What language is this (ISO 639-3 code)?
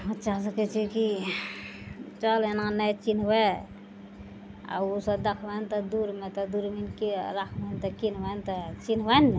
mai